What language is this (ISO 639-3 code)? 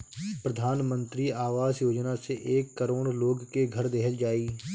bho